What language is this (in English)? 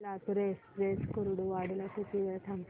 Marathi